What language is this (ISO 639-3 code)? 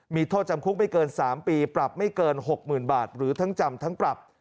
tha